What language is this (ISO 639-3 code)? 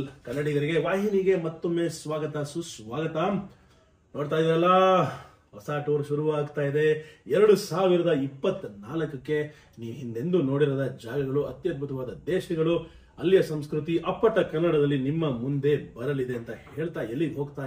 kan